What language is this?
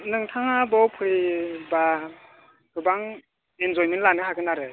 Bodo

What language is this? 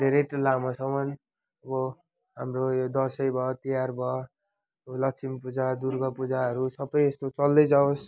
Nepali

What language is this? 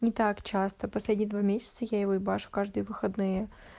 Russian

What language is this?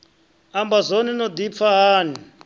Venda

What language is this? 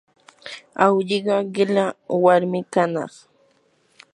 Yanahuanca Pasco Quechua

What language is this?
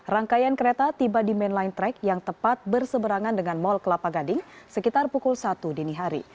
Indonesian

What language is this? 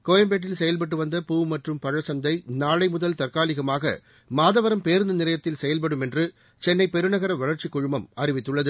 Tamil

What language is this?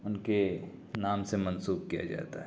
Urdu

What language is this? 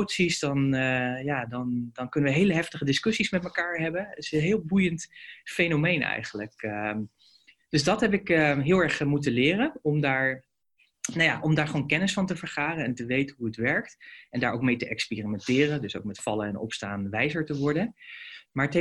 Dutch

